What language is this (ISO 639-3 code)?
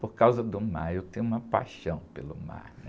por